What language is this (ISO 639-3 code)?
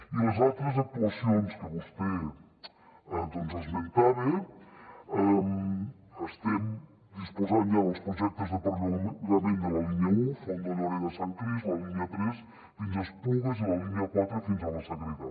cat